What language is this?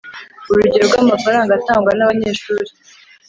Kinyarwanda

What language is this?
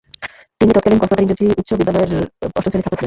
Bangla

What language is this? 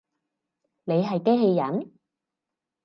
Cantonese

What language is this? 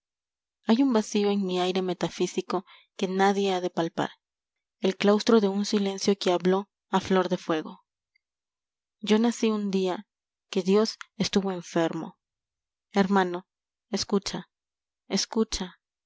Spanish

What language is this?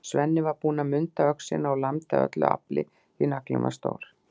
Icelandic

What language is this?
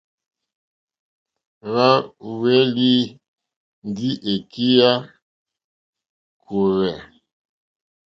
Mokpwe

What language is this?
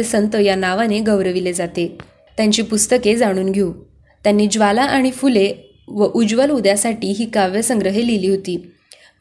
Marathi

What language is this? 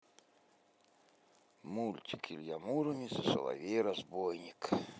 Russian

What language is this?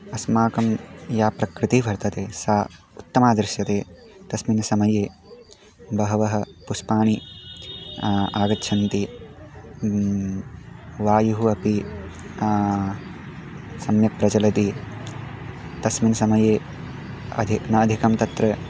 Sanskrit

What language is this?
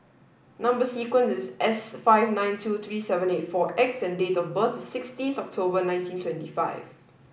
English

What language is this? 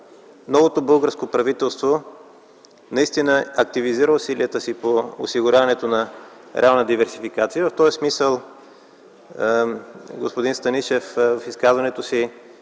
Bulgarian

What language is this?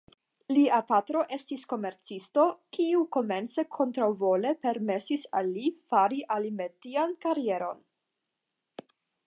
Esperanto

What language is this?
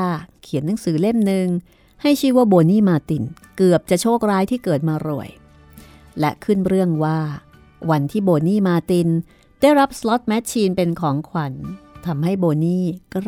Thai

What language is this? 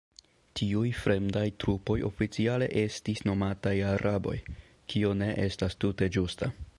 Esperanto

